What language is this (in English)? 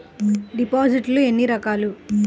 Telugu